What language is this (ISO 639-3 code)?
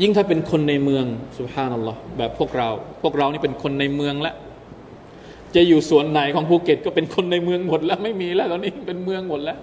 tha